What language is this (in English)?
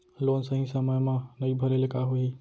Chhattisgarhi